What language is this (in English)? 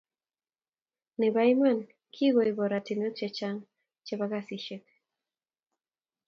Kalenjin